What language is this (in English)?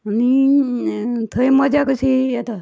Konkani